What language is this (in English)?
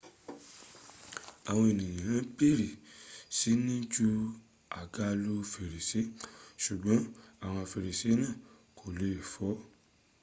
Yoruba